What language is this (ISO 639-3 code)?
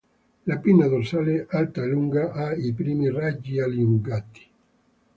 ita